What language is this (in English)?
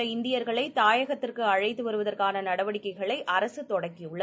Tamil